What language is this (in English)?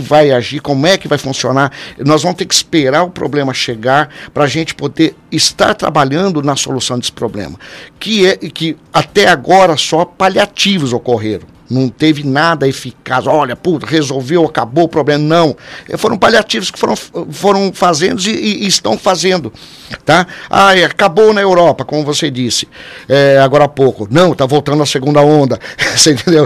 Portuguese